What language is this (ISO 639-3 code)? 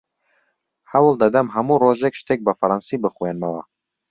ckb